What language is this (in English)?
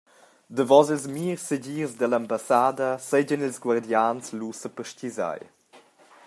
Romansh